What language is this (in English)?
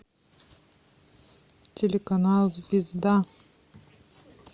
Russian